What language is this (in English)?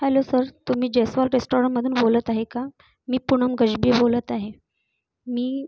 Marathi